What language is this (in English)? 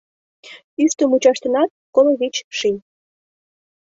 Mari